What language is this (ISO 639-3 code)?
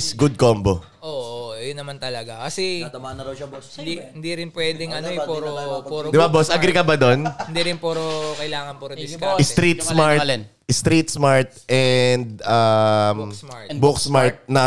fil